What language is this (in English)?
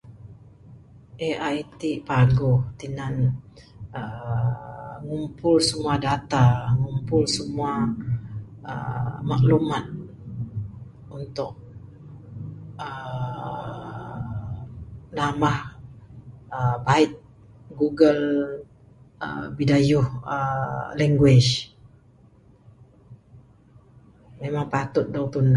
Bukar-Sadung Bidayuh